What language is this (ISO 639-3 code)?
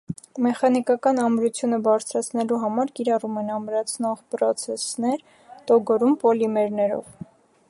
hye